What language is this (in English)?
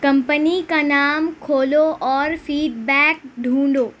Urdu